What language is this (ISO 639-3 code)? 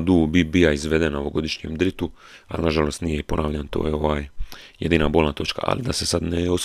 hrv